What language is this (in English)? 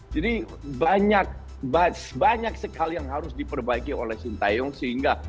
Indonesian